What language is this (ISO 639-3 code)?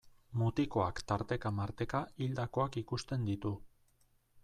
eus